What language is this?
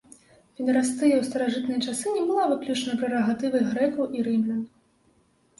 Belarusian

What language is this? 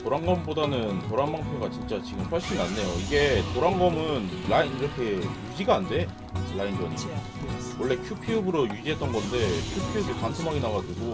Korean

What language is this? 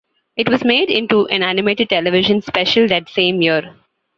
English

